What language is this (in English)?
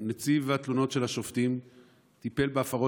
Hebrew